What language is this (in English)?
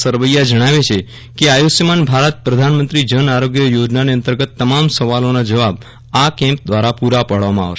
Gujarati